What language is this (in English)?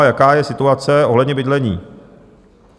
Czech